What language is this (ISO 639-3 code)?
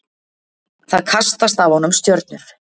isl